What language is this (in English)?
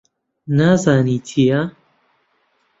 Central Kurdish